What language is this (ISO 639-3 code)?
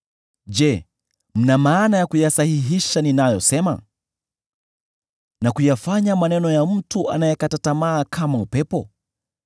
swa